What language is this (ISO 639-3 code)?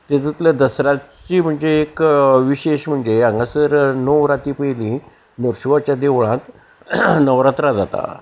kok